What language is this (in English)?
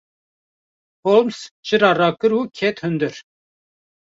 Kurdish